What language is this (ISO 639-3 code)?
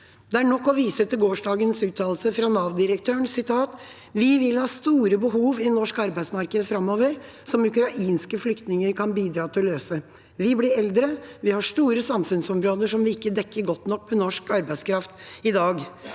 nor